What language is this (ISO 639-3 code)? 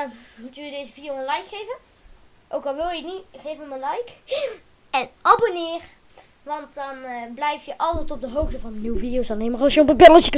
nld